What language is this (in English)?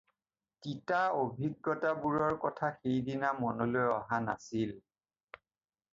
Assamese